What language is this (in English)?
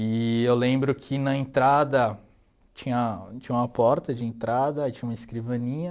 Portuguese